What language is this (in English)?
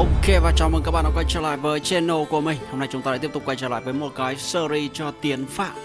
Vietnamese